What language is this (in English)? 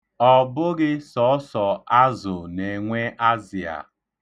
Igbo